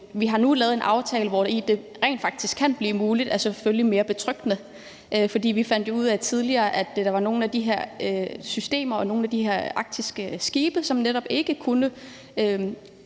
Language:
Danish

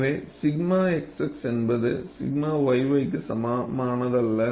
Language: Tamil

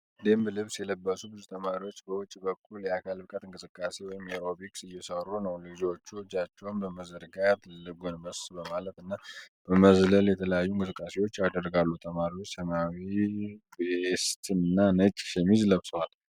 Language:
Amharic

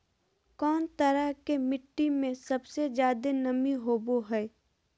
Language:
Magahi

